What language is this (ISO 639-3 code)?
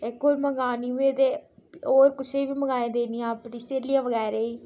doi